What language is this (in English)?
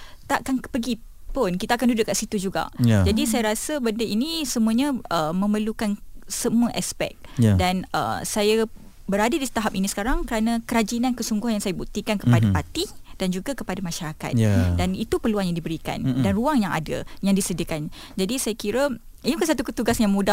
Malay